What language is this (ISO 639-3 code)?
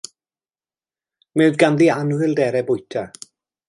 cym